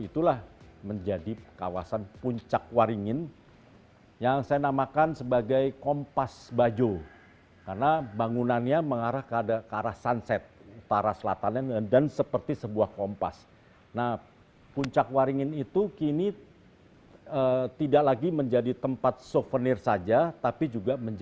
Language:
Indonesian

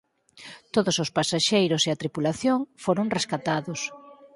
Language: Galician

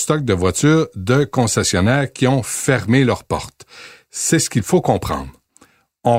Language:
French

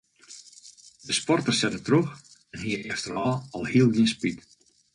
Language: Western Frisian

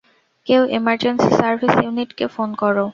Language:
Bangla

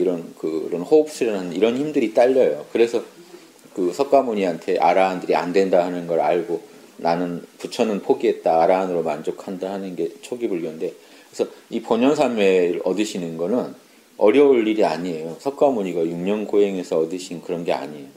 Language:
Korean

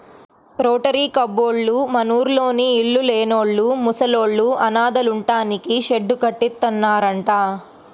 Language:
Telugu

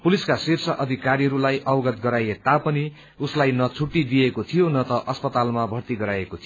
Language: Nepali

